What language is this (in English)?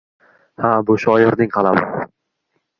Uzbek